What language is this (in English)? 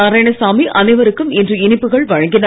Tamil